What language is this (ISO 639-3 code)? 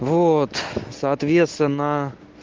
rus